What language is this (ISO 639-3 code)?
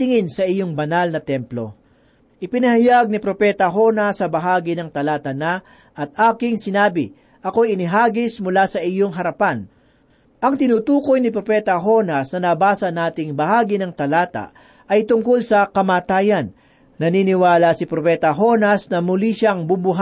fil